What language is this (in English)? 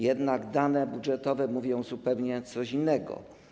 Polish